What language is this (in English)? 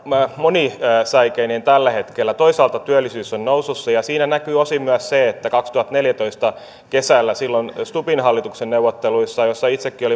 Finnish